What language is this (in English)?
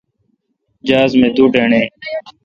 Kalkoti